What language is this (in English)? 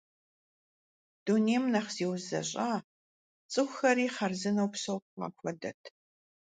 Kabardian